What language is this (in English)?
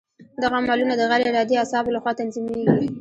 Pashto